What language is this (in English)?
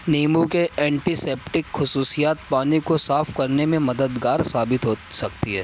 Urdu